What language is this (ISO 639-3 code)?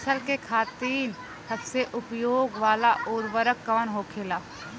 bho